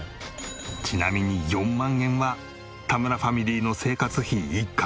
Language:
Japanese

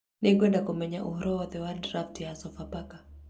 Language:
Kikuyu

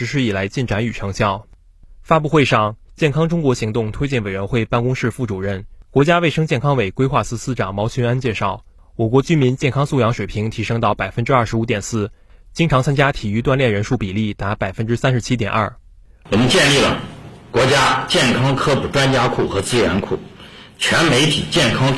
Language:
Chinese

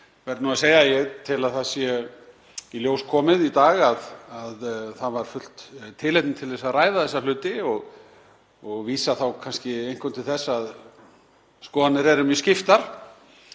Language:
Icelandic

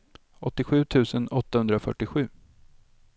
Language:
Swedish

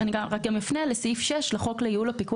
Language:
Hebrew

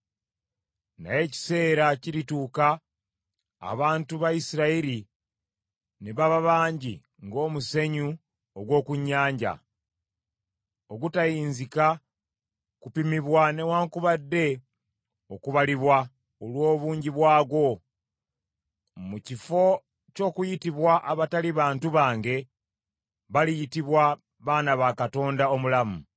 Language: Ganda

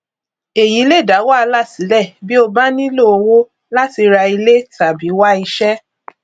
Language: Yoruba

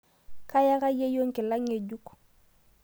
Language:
Masai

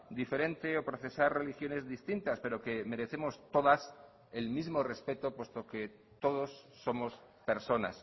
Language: Spanish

